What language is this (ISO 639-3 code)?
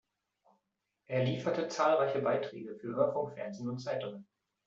deu